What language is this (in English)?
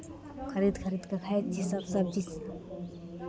Maithili